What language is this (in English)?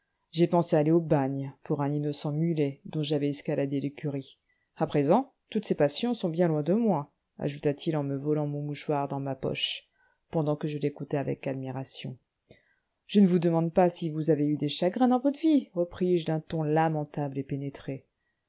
French